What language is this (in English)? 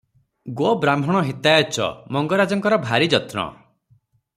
Odia